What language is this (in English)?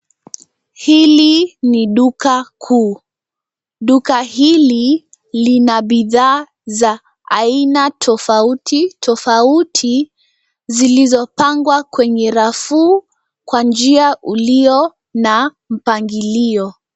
Swahili